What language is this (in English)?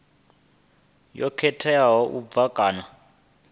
Venda